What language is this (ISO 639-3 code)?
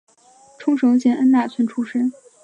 zho